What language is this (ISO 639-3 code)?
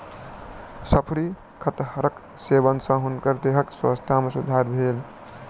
mai